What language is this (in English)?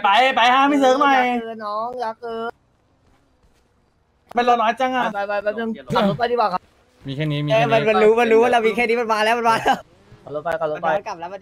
Thai